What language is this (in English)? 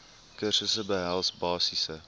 Afrikaans